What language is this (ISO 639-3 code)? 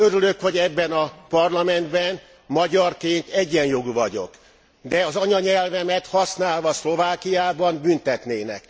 hun